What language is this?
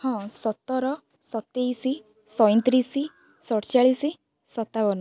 Odia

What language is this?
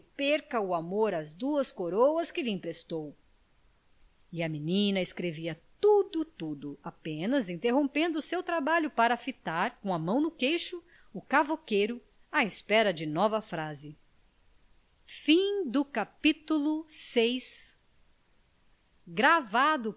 Portuguese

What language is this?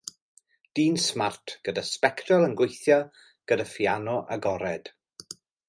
Welsh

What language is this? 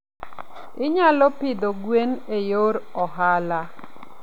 Luo (Kenya and Tanzania)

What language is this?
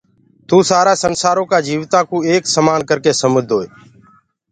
Gurgula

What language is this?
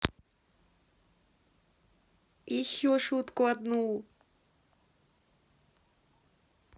Russian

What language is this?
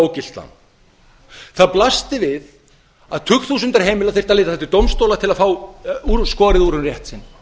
Icelandic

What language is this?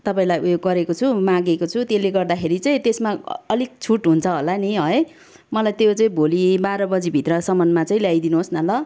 Nepali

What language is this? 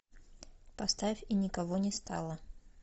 Russian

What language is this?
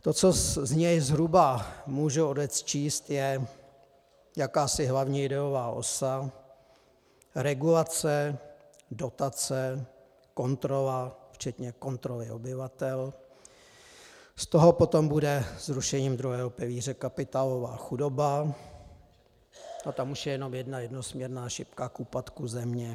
Czech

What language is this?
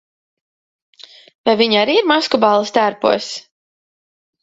Latvian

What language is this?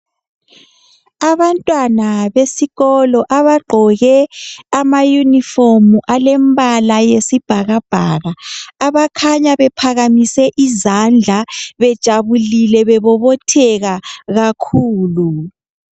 North Ndebele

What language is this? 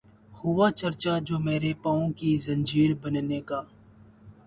Urdu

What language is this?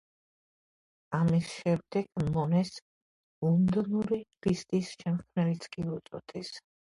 Georgian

